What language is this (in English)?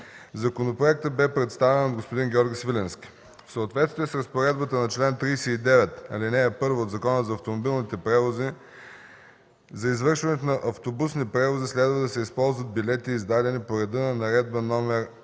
Bulgarian